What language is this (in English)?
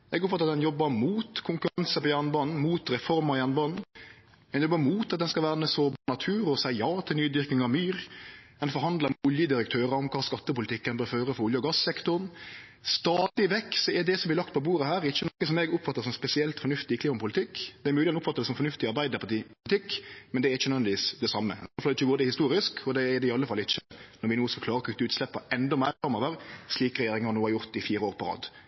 Norwegian Nynorsk